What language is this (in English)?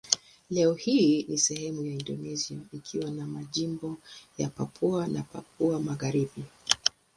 Swahili